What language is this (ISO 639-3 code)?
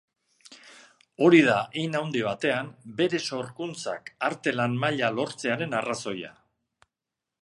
eus